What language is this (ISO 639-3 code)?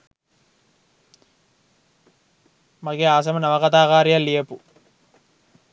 sin